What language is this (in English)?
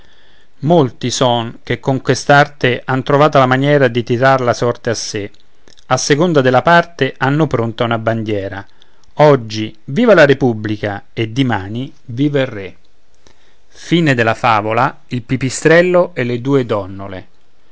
Italian